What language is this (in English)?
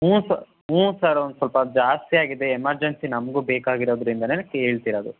Kannada